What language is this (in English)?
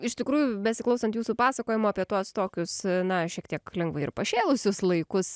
Lithuanian